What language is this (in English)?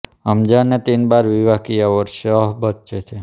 Hindi